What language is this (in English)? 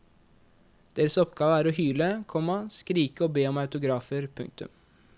Norwegian